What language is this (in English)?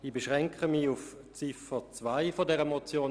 Swiss German